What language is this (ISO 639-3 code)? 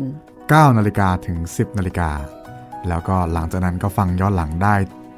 tha